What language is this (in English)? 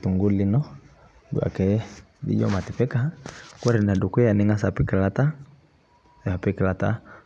Masai